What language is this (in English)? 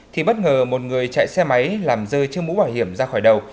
Vietnamese